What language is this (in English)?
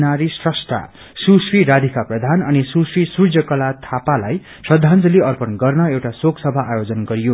Nepali